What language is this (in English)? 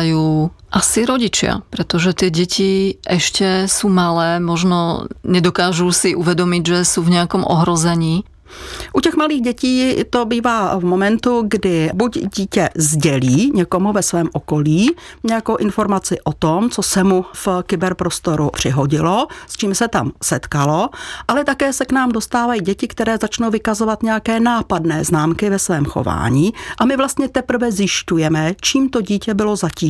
Czech